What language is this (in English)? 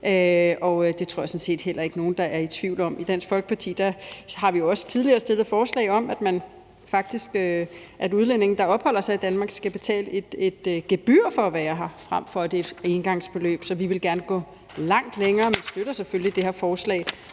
Danish